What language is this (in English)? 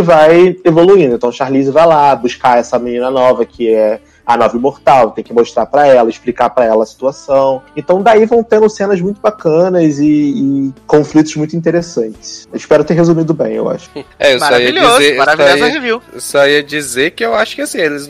Portuguese